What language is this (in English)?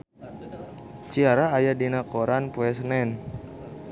Sundanese